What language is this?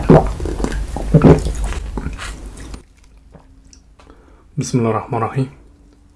Korean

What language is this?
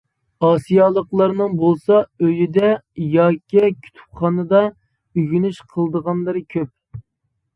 Uyghur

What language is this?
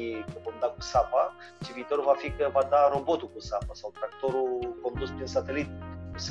Romanian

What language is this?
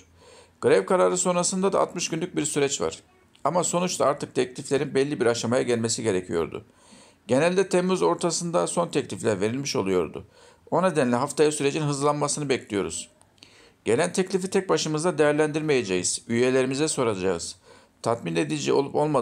Turkish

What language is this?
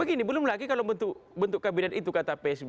Indonesian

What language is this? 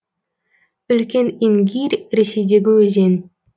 Kazakh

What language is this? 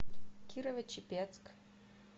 Russian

